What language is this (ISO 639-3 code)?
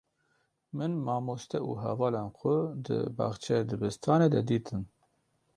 kur